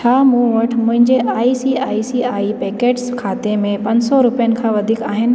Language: Sindhi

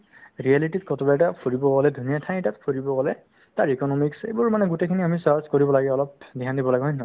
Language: Assamese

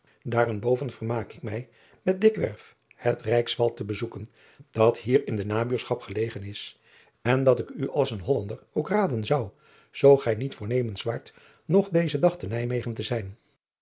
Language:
Dutch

